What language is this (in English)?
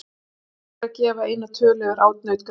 Icelandic